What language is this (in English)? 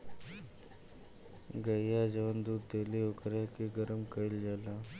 Bhojpuri